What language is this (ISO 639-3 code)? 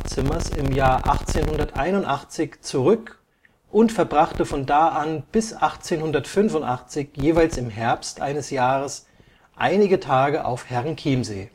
deu